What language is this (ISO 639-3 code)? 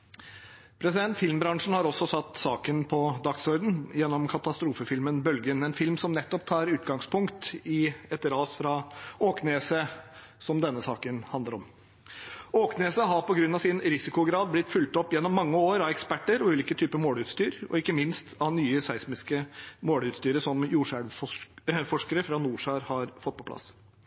nob